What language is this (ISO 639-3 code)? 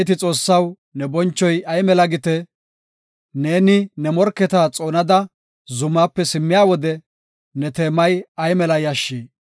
gof